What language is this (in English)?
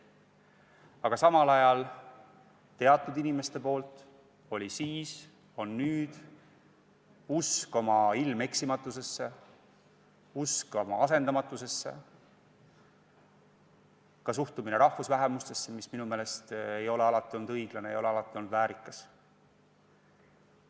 Estonian